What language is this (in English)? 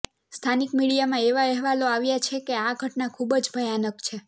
Gujarati